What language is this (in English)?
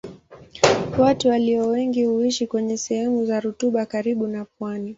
Swahili